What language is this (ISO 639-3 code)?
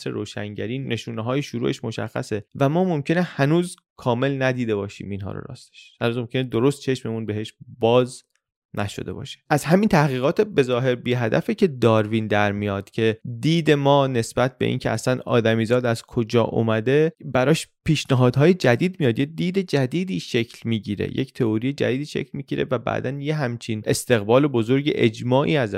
fas